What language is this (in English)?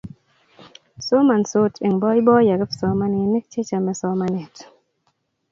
Kalenjin